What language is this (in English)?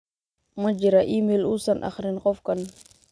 Somali